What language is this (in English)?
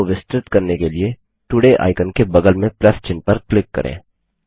Hindi